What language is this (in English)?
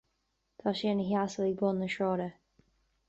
Irish